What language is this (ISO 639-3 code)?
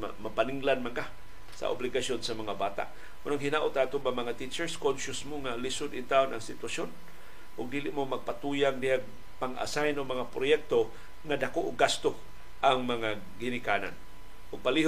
fil